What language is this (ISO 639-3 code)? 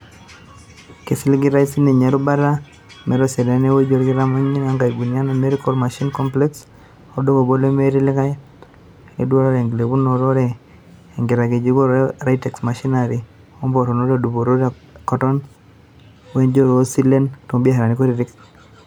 mas